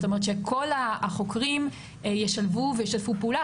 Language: Hebrew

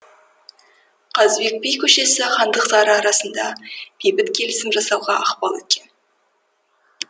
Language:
Kazakh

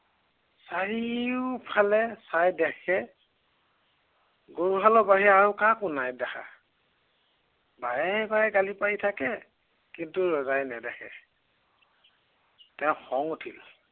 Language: Assamese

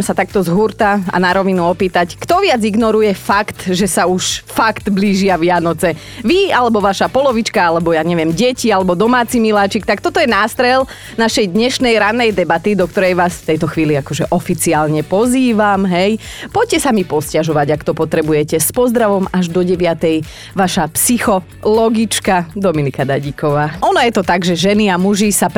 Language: Slovak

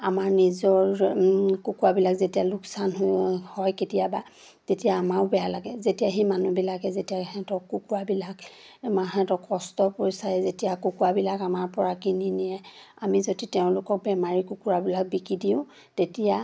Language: Assamese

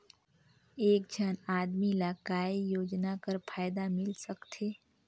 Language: Chhattisgarhi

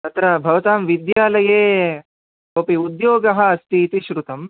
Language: Sanskrit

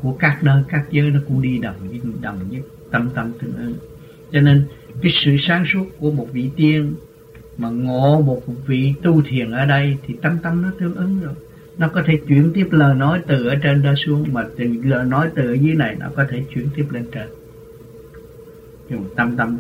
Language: Vietnamese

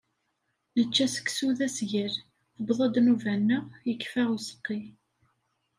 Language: Kabyle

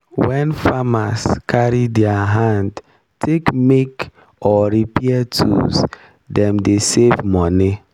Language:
Nigerian Pidgin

